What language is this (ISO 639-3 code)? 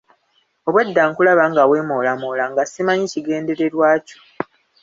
lug